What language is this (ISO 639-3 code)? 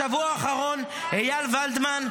heb